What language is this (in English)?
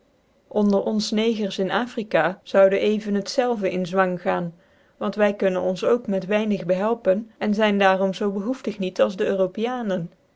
Dutch